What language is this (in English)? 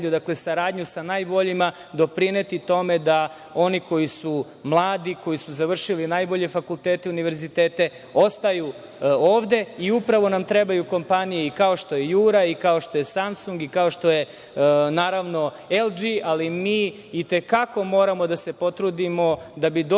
Serbian